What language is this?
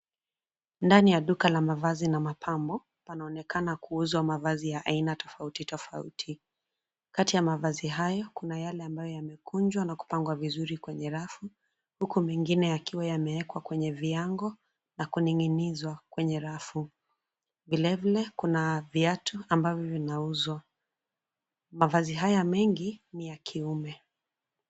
Swahili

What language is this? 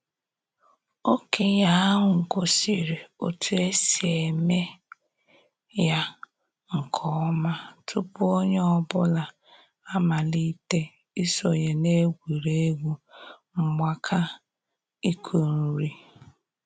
Igbo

